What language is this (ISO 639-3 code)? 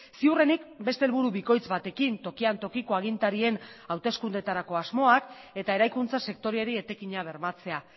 eus